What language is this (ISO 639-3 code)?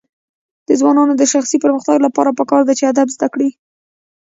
pus